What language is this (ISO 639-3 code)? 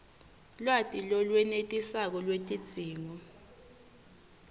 ssw